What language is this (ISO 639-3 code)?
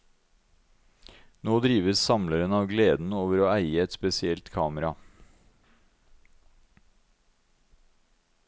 nor